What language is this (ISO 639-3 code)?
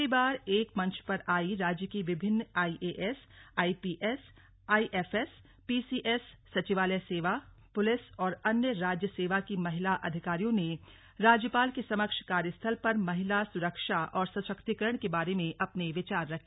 hin